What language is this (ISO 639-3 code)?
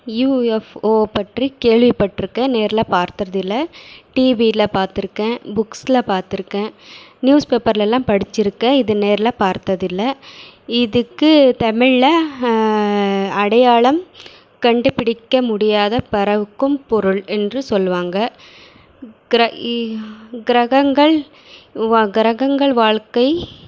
tam